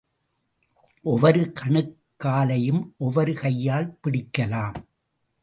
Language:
Tamil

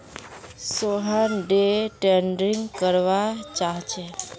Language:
Magahi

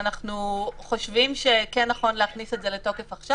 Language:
Hebrew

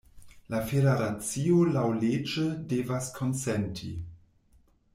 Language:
Esperanto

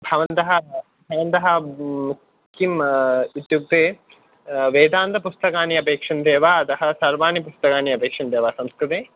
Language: Sanskrit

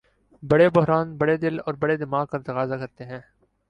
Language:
Urdu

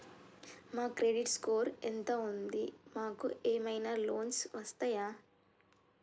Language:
Telugu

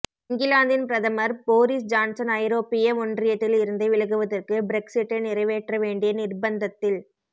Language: Tamil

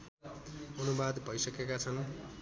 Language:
Nepali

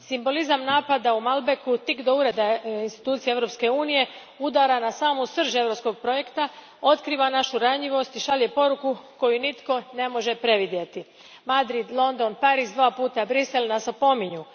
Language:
Croatian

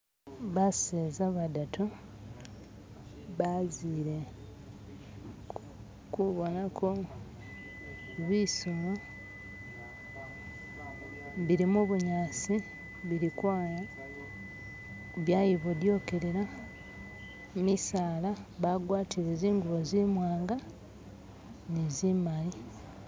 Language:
Masaaba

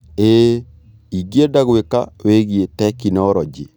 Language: Kikuyu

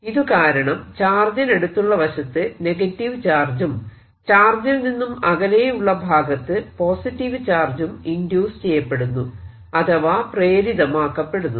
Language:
Malayalam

